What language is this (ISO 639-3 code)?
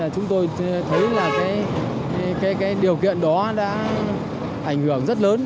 vie